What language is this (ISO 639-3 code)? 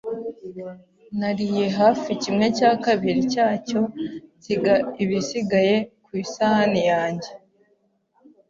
kin